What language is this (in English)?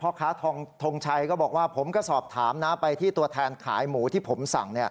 Thai